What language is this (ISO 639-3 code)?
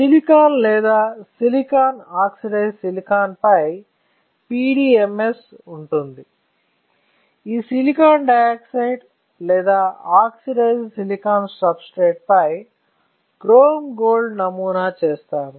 tel